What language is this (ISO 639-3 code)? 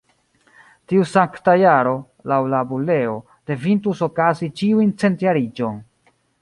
epo